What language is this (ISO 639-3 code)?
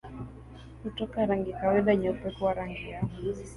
swa